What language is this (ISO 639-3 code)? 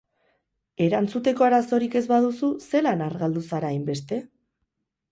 eus